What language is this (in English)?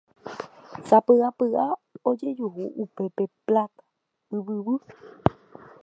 Guarani